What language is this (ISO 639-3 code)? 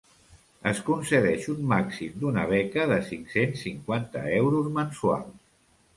cat